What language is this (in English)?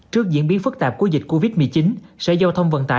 Vietnamese